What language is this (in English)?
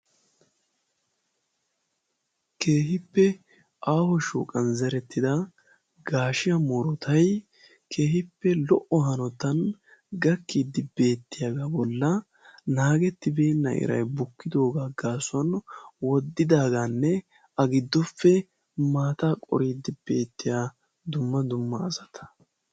Wolaytta